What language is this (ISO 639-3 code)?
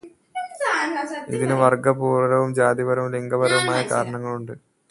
mal